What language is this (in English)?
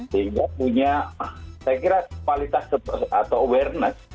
Indonesian